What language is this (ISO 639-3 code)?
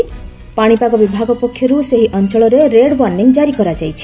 ori